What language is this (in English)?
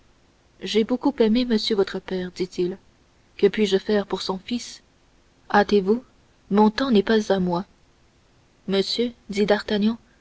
French